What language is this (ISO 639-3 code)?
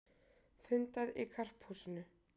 isl